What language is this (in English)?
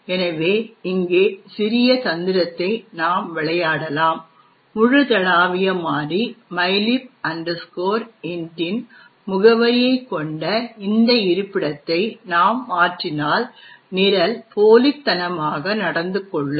Tamil